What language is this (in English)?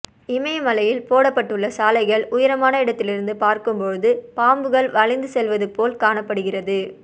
Tamil